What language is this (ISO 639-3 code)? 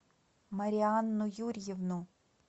rus